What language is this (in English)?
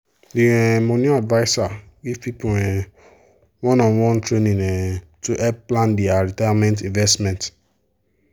Nigerian Pidgin